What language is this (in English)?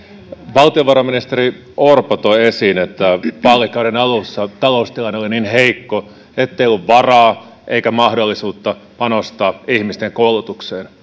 Finnish